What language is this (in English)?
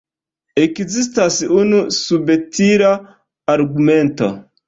Esperanto